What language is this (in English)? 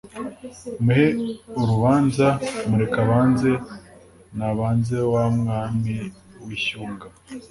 Kinyarwanda